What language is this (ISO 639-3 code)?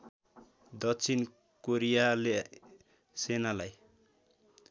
nep